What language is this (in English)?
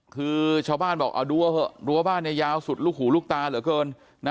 Thai